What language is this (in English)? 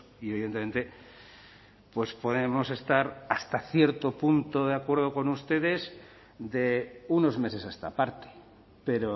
Spanish